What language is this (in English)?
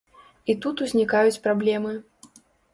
Belarusian